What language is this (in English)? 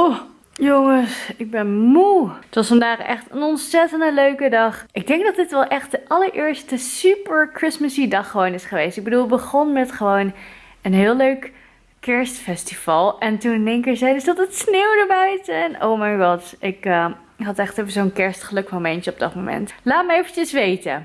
Dutch